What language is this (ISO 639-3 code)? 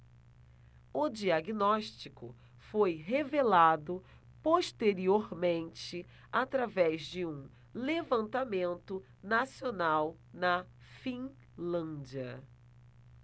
por